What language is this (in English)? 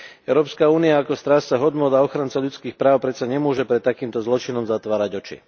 Slovak